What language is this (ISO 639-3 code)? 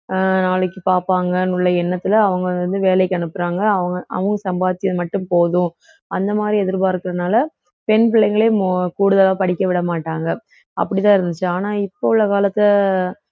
tam